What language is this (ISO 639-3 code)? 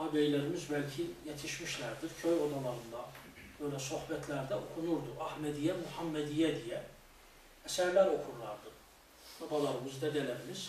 tur